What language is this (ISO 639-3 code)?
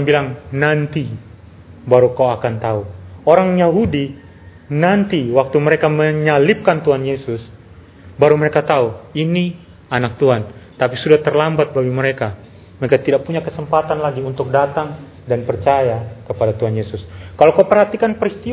ind